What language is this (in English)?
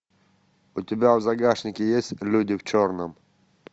Russian